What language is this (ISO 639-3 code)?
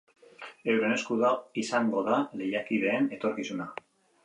eus